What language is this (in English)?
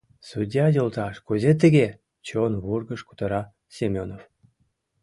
Mari